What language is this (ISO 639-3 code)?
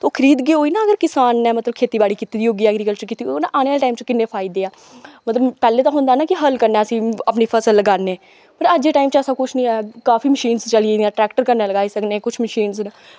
doi